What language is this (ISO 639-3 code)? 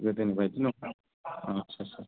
brx